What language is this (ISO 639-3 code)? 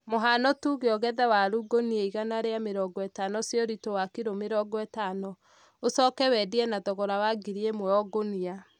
kik